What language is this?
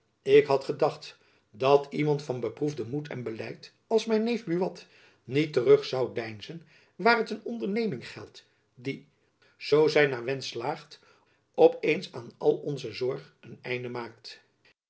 Dutch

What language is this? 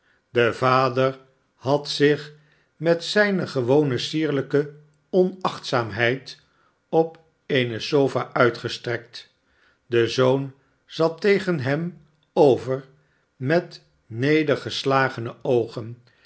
Dutch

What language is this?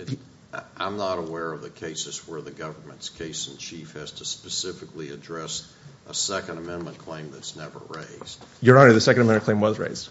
English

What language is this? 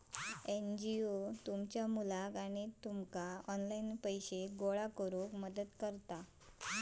Marathi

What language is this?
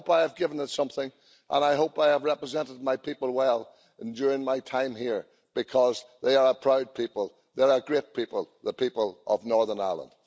English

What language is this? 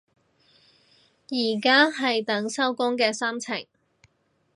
Cantonese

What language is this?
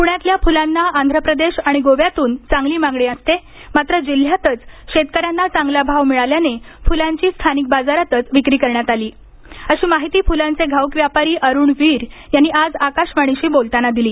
Marathi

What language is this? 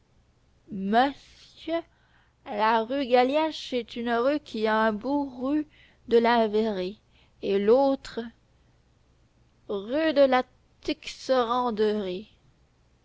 French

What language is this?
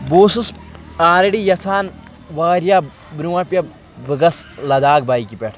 Kashmiri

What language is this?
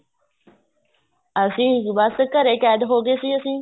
Punjabi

